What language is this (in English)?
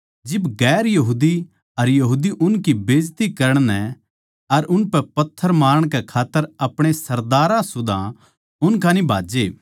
Haryanvi